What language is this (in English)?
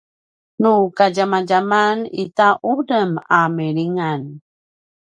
Paiwan